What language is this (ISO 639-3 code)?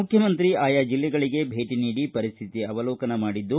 kan